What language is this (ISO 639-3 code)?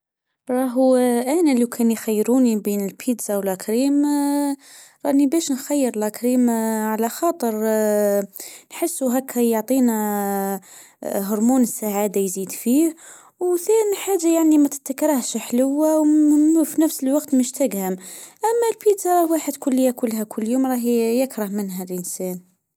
aeb